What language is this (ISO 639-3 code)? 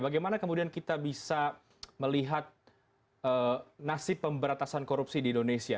ind